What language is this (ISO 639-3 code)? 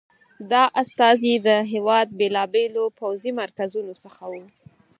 pus